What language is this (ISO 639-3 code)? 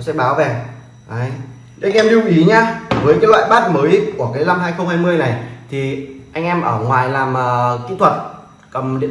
vie